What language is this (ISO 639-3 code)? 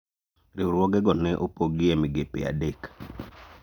luo